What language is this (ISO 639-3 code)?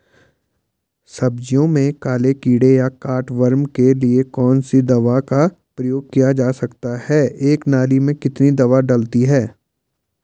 hin